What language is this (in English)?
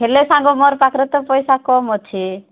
Odia